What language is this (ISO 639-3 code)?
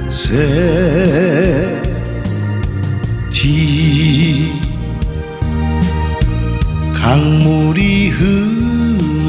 kor